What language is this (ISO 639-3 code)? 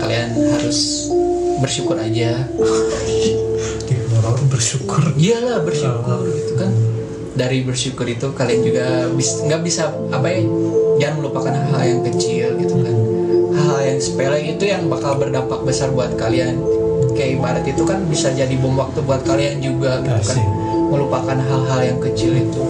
ind